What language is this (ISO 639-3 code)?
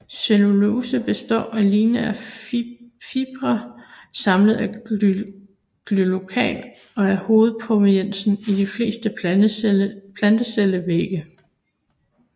dan